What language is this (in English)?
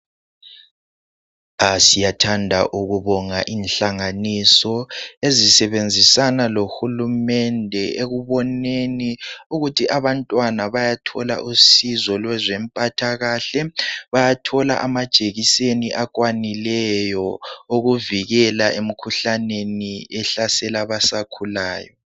North Ndebele